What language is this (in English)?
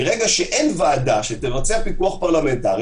Hebrew